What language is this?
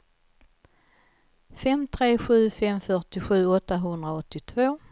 Swedish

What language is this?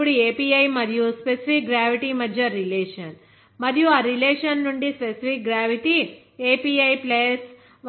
Telugu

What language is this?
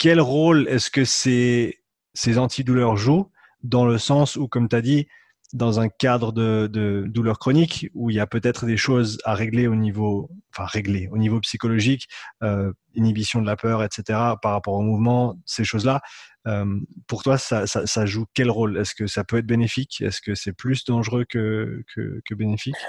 French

